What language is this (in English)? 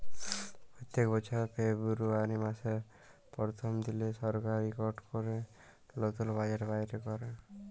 Bangla